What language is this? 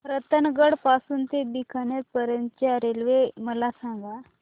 Marathi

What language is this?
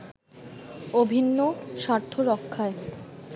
Bangla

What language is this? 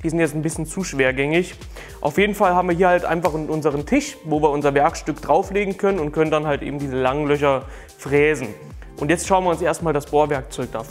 German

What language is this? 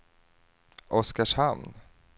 Swedish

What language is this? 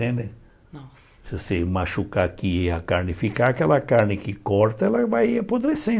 Portuguese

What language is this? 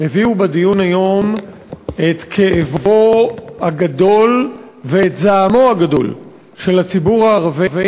Hebrew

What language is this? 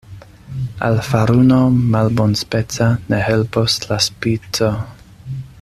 Esperanto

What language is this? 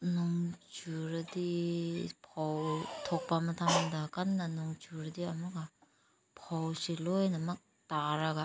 Manipuri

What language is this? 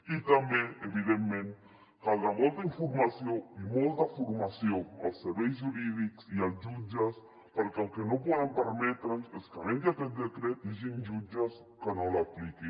Catalan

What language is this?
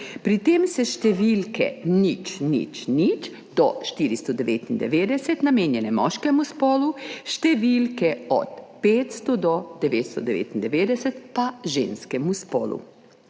Slovenian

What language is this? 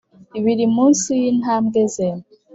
Kinyarwanda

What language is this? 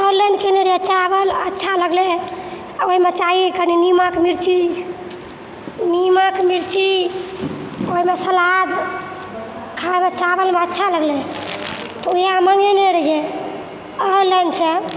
Maithili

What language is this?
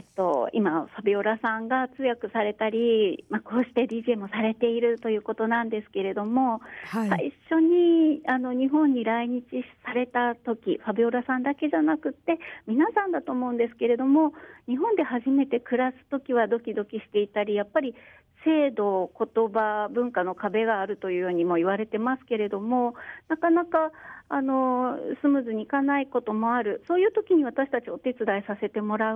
Japanese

